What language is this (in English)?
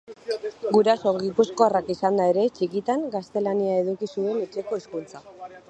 Basque